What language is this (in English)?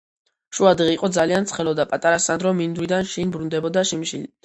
Georgian